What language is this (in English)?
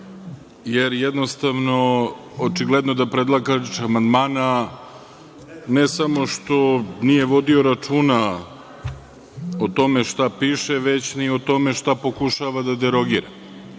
Serbian